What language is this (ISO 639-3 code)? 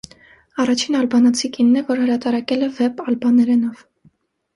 hye